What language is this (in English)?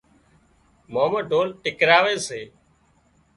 Wadiyara Koli